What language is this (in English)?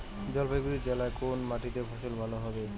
Bangla